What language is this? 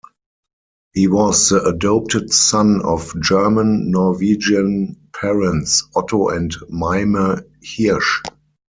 English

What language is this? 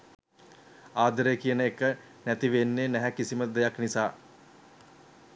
Sinhala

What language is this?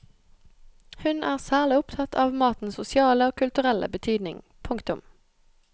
Norwegian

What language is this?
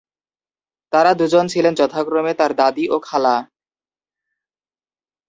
Bangla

